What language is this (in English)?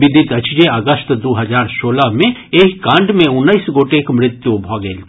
Maithili